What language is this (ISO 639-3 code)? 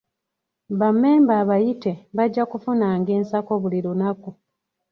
lug